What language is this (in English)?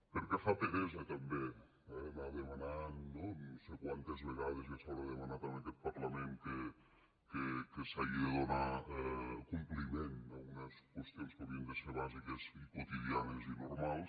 Catalan